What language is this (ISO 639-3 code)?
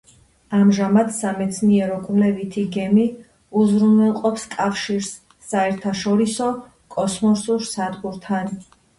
kat